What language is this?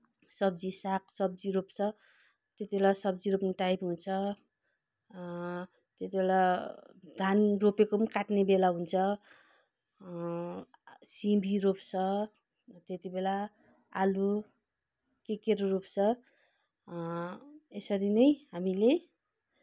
Nepali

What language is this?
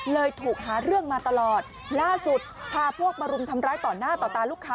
Thai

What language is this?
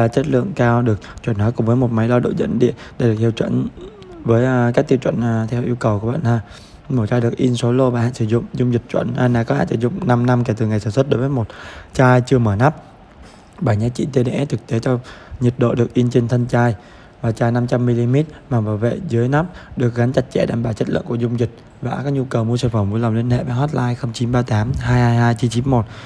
Vietnamese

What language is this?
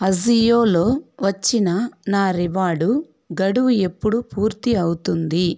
Telugu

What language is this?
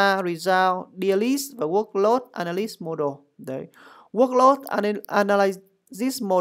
Vietnamese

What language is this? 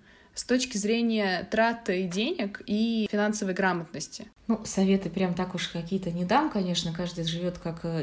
Russian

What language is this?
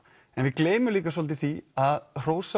Icelandic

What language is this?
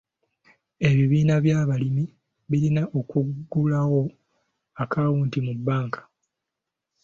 Ganda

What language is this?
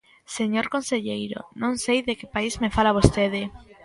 Galician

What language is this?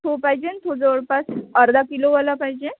Marathi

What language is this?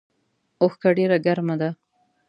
Pashto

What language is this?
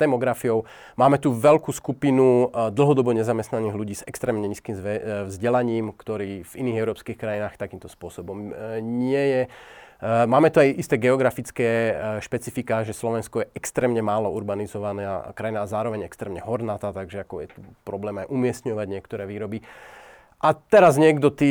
Slovak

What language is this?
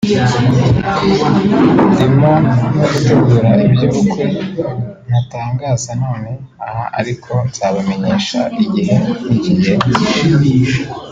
Kinyarwanda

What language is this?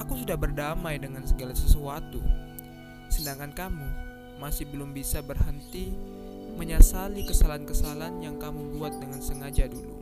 Indonesian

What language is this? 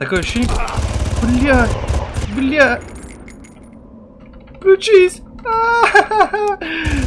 Russian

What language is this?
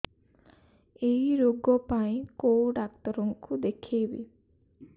Odia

